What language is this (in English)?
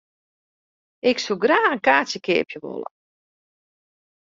Western Frisian